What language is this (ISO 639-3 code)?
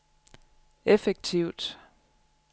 dan